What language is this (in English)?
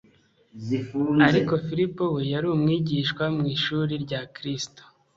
Kinyarwanda